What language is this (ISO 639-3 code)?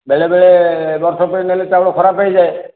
ori